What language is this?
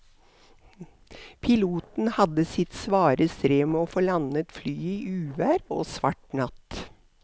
Norwegian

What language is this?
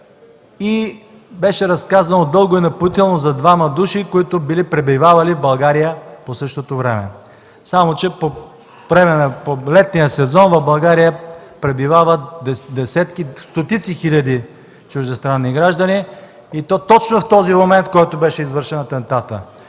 Bulgarian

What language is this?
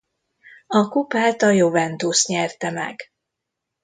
Hungarian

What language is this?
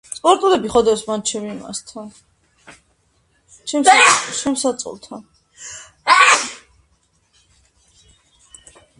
Georgian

